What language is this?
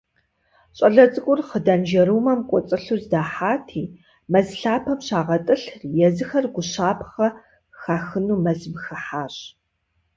Kabardian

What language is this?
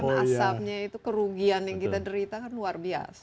Indonesian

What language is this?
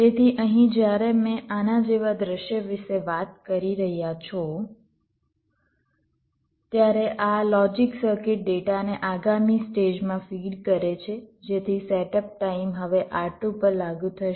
Gujarati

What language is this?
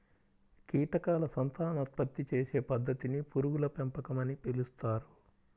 Telugu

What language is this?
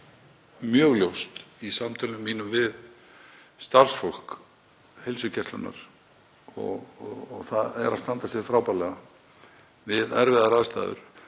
Icelandic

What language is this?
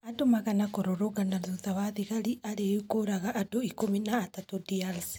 Kikuyu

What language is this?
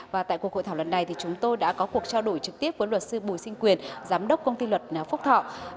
Vietnamese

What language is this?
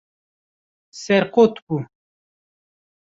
Kurdish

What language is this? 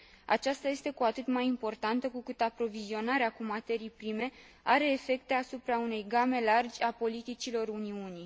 Romanian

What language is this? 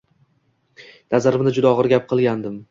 Uzbek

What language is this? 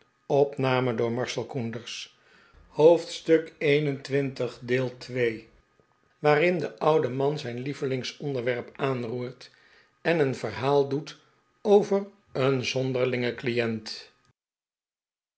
Dutch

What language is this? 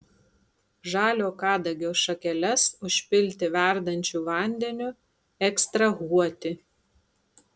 Lithuanian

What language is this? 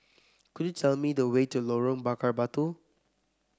English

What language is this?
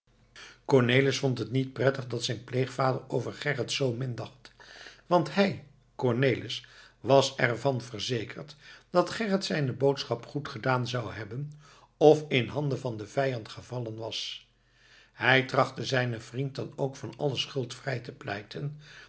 Dutch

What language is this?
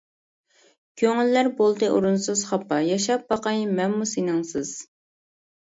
Uyghur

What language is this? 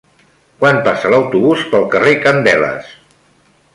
Catalan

